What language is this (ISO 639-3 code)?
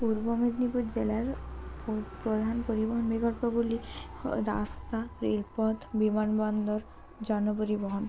ben